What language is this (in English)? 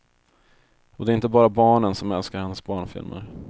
Swedish